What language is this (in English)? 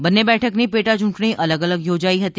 Gujarati